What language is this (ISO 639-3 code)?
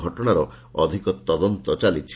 ori